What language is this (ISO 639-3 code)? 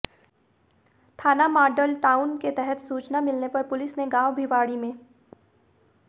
hin